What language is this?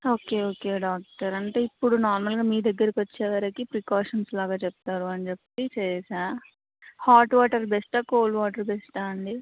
Telugu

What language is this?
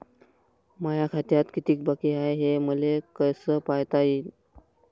Marathi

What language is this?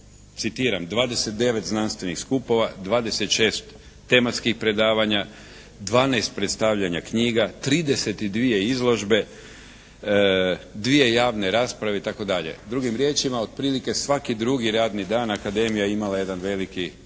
Croatian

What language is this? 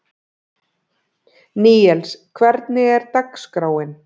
Icelandic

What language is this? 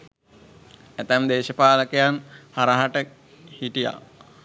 Sinhala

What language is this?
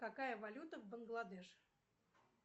Russian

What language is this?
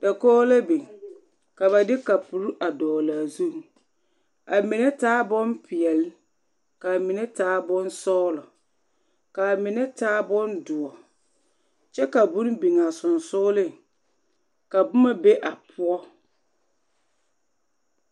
Southern Dagaare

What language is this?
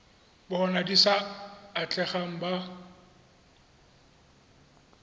Tswana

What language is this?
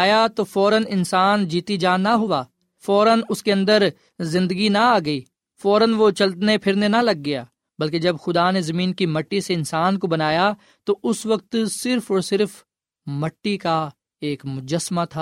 Urdu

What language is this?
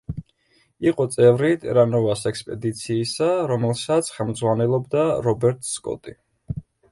Georgian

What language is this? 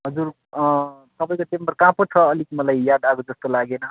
Nepali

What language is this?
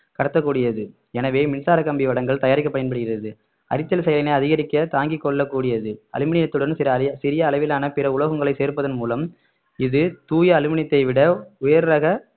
Tamil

